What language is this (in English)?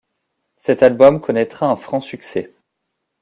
French